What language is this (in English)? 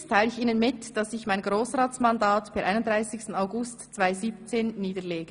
Swiss German